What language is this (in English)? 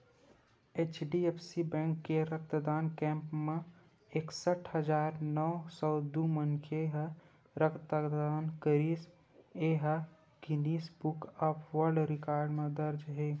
Chhattisgarhi